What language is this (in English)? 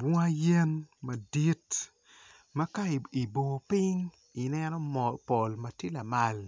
Acoli